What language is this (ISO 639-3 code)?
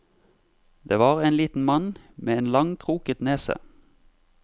nor